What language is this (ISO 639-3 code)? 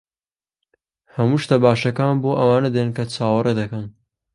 ckb